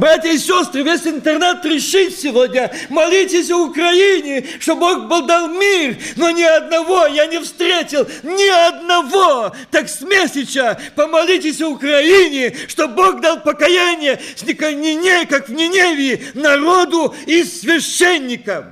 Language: Russian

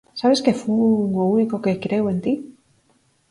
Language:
Galician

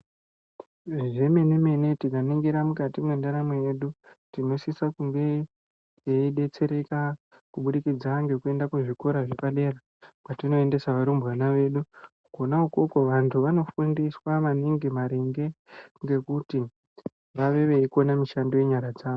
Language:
Ndau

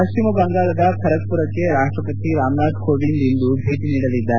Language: Kannada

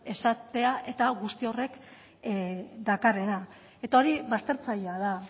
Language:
Basque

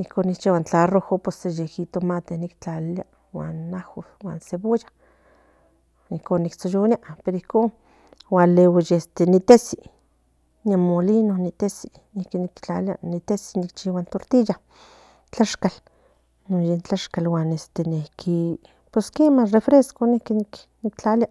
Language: Central Nahuatl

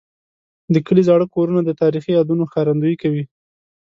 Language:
Pashto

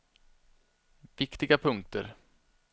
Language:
Swedish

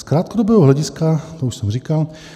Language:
Czech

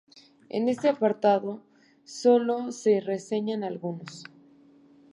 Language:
Spanish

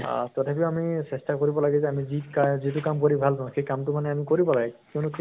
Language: Assamese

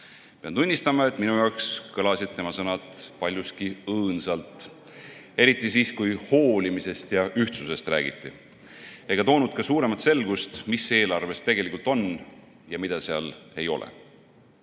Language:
Estonian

